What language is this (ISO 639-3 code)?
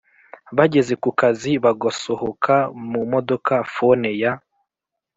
kin